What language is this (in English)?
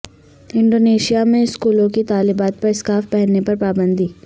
Urdu